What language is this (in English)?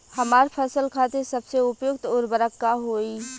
Bhojpuri